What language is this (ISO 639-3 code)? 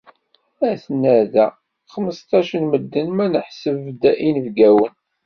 kab